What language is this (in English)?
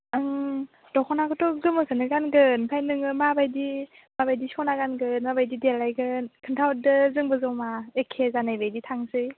Bodo